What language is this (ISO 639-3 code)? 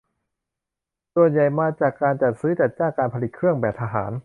tha